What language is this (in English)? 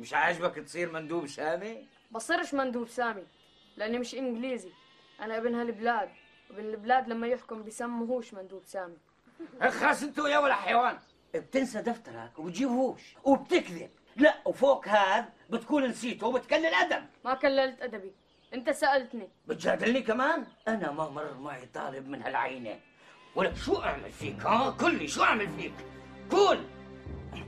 Arabic